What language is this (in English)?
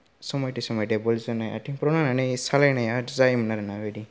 Bodo